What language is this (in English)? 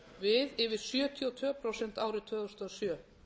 Icelandic